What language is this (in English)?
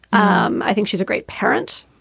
English